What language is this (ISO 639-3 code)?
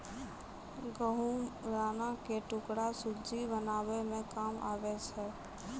mai